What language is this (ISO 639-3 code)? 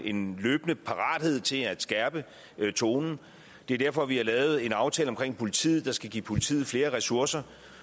dan